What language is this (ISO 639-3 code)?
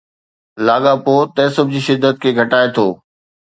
snd